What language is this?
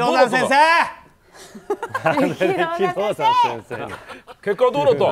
Japanese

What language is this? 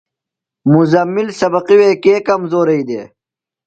Phalura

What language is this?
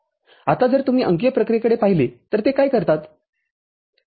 Marathi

